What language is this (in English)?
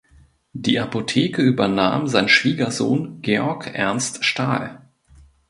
German